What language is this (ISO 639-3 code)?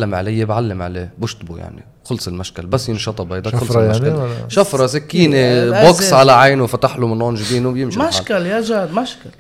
ara